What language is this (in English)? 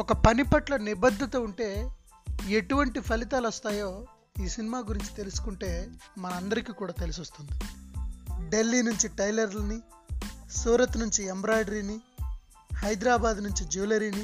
Telugu